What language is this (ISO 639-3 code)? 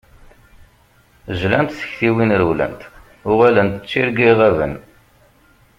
kab